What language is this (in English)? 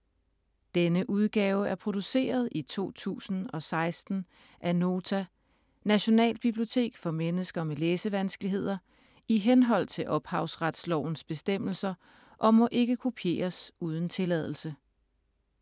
Danish